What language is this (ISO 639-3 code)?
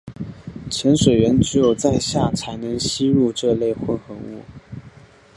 zho